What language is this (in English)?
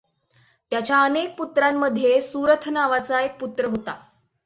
Marathi